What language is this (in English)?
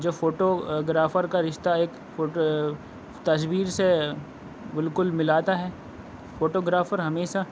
Urdu